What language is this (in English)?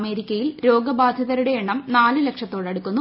Malayalam